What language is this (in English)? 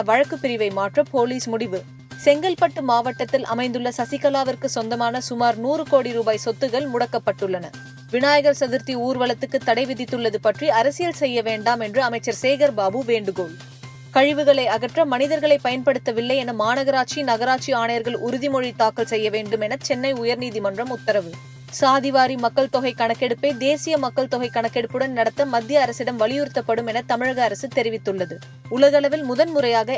Tamil